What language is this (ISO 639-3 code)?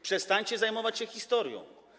pol